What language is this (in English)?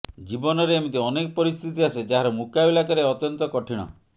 Odia